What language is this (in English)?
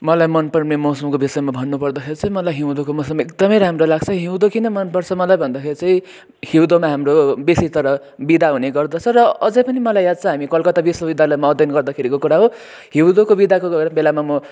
Nepali